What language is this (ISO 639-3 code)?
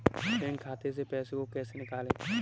hin